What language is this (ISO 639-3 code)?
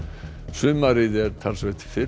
isl